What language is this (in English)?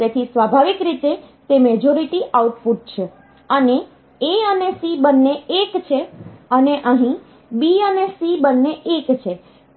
Gujarati